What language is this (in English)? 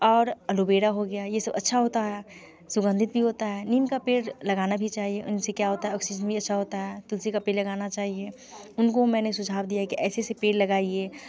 Hindi